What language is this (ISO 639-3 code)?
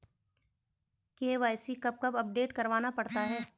hin